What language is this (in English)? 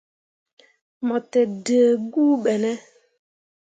Mundang